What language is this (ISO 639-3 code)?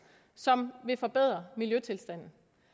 dan